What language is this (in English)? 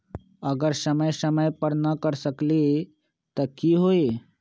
Magahi